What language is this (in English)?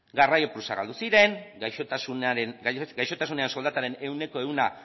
Basque